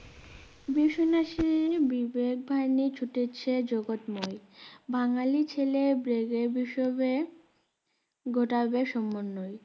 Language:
Bangla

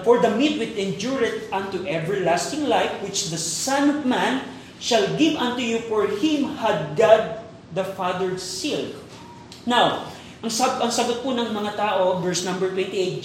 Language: Filipino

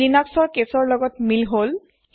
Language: Assamese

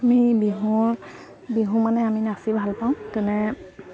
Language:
Assamese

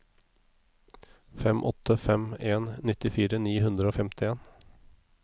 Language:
Norwegian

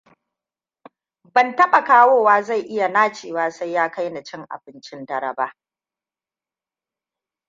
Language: Hausa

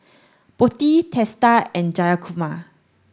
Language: English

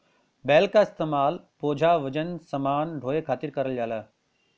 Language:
Bhojpuri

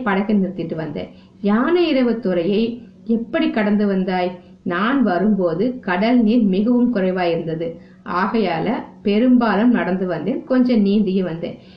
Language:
Tamil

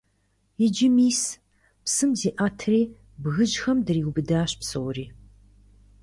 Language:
Kabardian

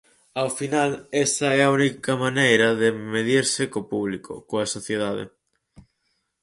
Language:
Galician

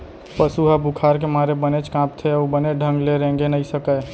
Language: Chhattisgarhi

